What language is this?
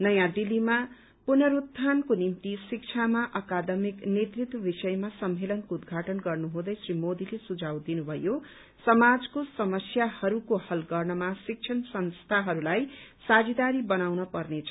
Nepali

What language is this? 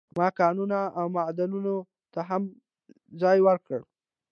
Pashto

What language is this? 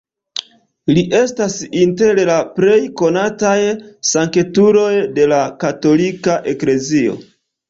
Esperanto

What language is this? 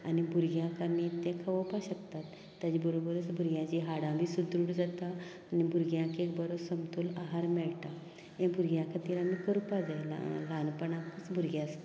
Konkani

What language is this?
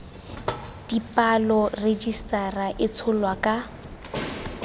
Tswana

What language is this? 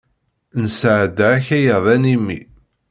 Kabyle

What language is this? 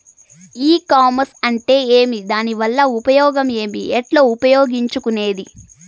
Telugu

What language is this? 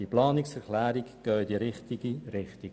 Swiss German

